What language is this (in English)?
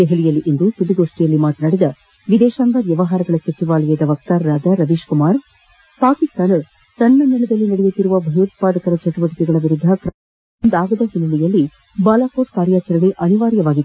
Kannada